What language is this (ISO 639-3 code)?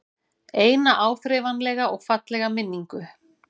isl